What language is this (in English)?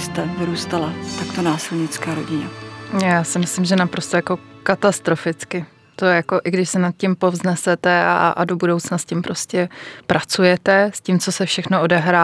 Czech